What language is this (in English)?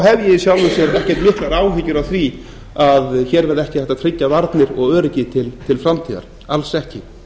Icelandic